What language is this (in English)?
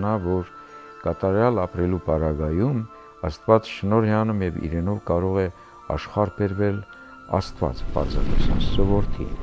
Romanian